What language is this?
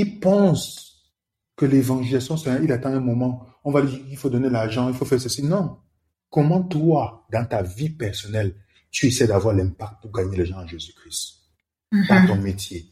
French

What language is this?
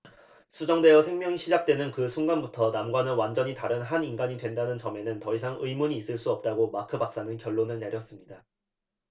Korean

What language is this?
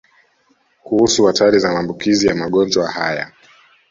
Swahili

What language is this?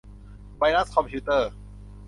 Thai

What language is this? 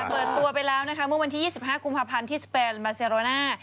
Thai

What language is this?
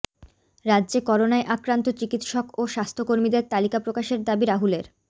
Bangla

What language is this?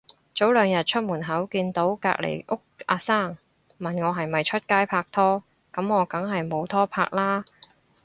Cantonese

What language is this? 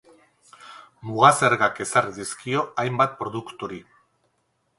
Basque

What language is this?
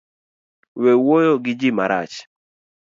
Luo (Kenya and Tanzania)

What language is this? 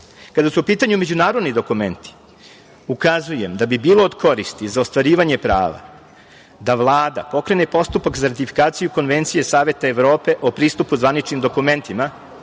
Serbian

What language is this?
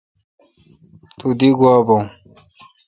Kalkoti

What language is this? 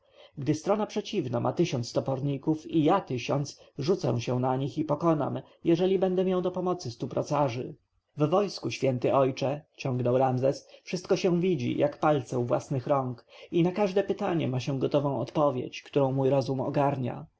Polish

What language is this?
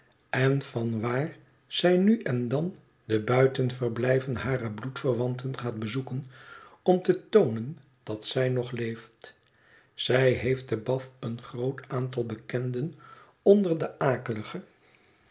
Dutch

